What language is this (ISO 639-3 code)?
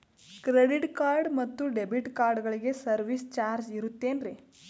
kan